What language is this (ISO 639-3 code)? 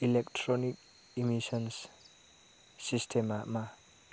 brx